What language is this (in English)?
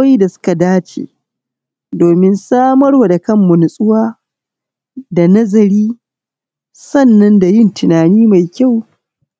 Hausa